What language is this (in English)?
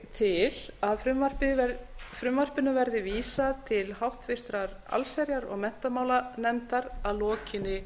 Icelandic